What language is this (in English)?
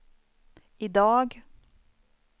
Swedish